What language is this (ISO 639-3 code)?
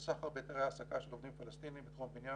heb